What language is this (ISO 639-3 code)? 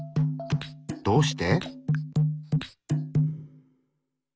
jpn